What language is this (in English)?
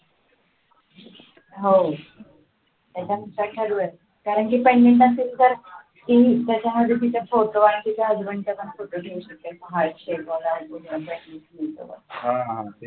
Marathi